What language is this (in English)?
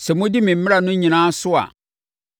Akan